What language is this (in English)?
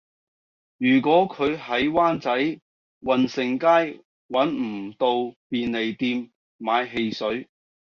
Cantonese